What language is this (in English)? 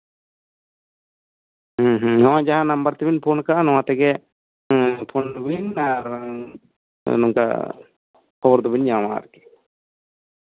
Santali